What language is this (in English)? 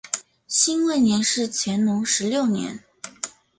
Chinese